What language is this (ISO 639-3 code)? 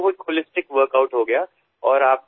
asm